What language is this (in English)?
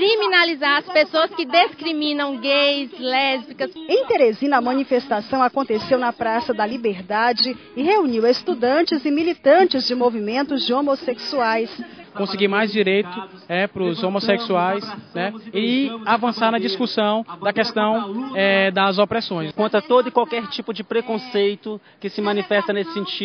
Portuguese